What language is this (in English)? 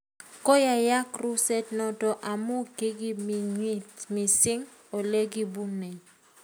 Kalenjin